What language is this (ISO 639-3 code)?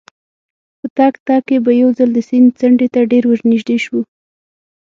pus